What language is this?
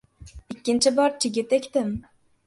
Uzbek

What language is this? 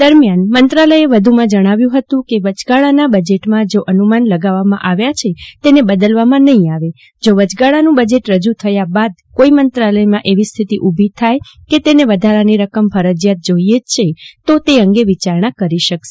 Gujarati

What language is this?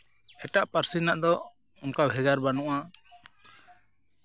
Santali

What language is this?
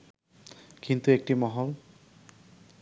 Bangla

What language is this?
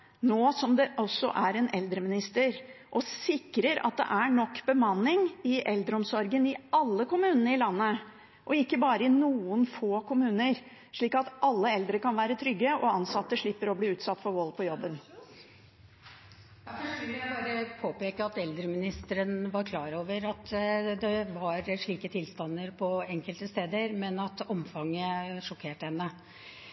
Norwegian Bokmål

